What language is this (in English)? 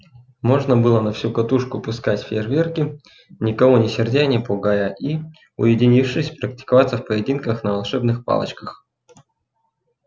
Russian